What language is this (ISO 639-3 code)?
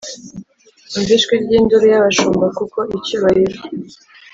kin